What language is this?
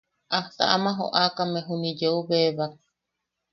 Yaqui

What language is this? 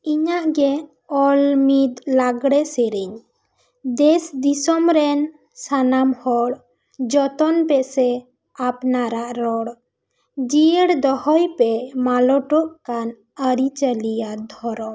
Santali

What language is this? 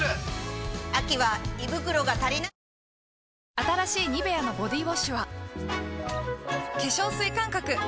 Japanese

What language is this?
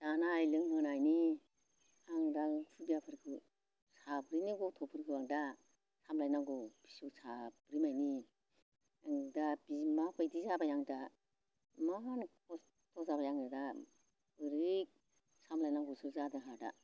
Bodo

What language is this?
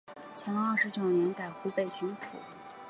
Chinese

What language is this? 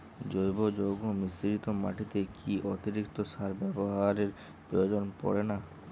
Bangla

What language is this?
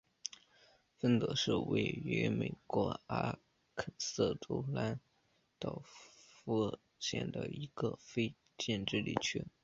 Chinese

